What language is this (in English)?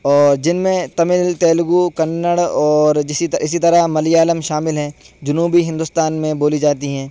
Urdu